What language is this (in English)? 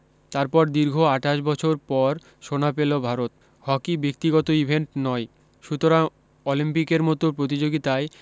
Bangla